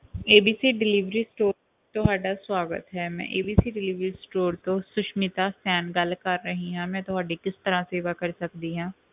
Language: Punjabi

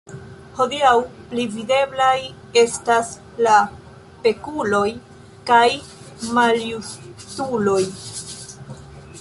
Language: Esperanto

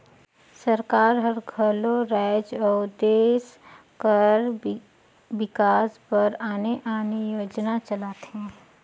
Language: Chhattisgarhi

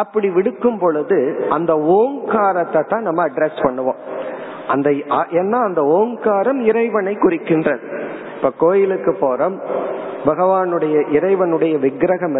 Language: Tamil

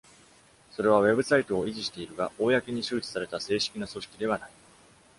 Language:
Japanese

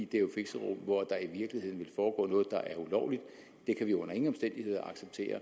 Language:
Danish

